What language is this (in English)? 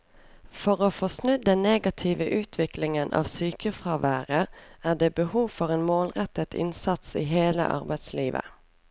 Norwegian